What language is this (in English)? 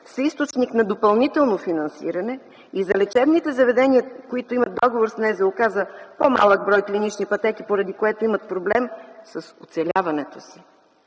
Bulgarian